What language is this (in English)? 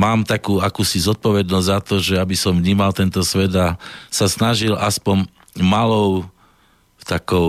Slovak